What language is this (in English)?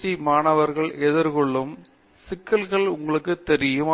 Tamil